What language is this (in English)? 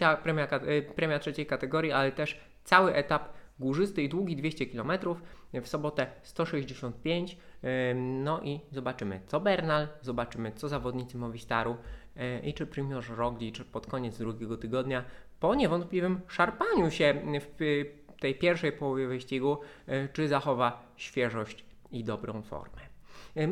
Polish